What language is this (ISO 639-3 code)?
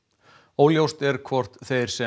isl